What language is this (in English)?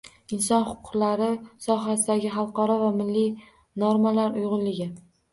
Uzbek